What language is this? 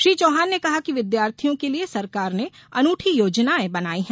Hindi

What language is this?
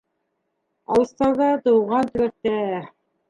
Bashkir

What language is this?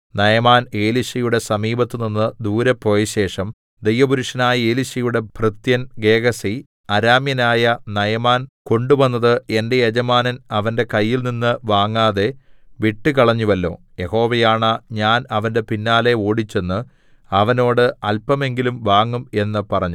Malayalam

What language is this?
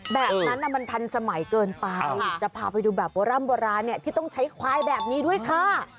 Thai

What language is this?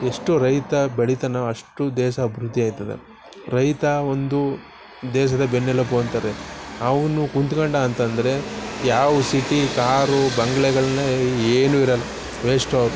Kannada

